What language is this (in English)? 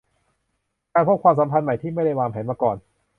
Thai